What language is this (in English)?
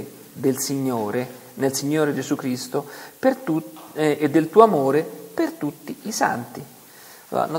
Italian